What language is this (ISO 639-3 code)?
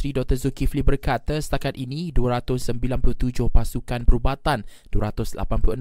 msa